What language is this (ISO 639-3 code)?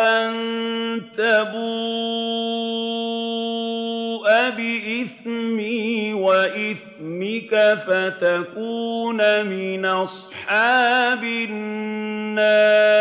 ara